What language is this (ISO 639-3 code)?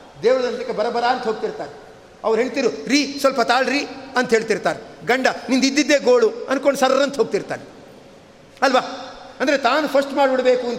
kan